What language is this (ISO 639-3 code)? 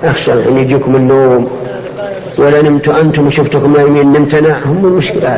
ara